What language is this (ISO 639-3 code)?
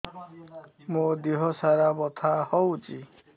ori